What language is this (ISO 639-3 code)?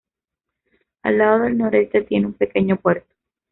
spa